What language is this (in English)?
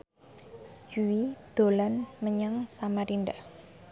Javanese